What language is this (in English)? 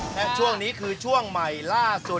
Thai